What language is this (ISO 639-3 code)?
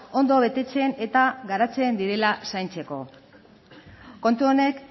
eus